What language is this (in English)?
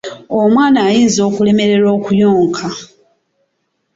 Ganda